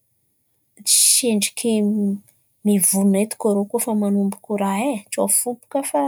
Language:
Antankarana Malagasy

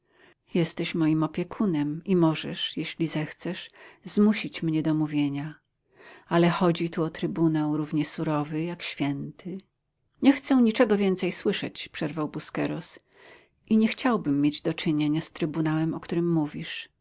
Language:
Polish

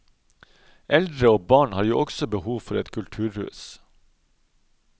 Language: Norwegian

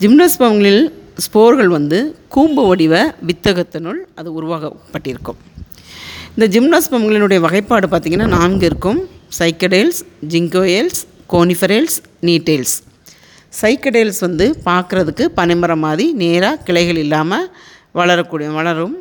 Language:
Tamil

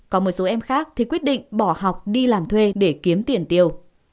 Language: Vietnamese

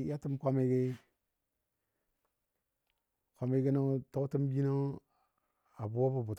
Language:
Dadiya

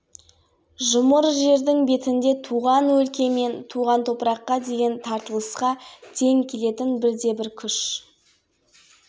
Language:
Kazakh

